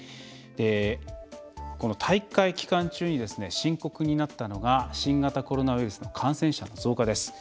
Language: Japanese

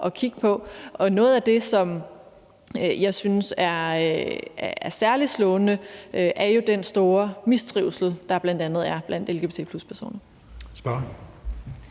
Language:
Danish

